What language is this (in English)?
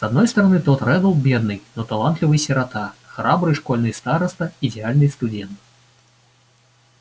Russian